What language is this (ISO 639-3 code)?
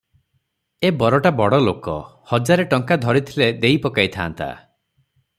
ori